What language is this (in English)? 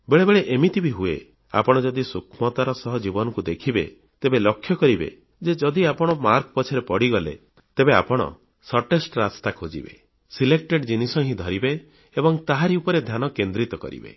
Odia